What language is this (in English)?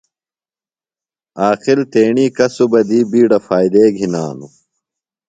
Phalura